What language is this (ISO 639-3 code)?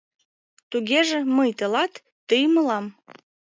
chm